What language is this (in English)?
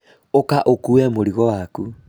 Kikuyu